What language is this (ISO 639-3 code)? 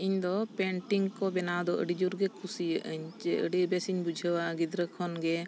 sat